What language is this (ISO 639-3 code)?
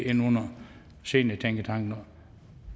dan